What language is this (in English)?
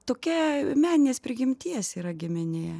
Lithuanian